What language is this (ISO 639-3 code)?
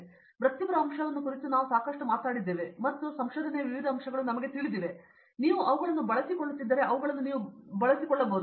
kan